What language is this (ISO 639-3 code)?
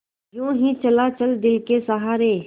hin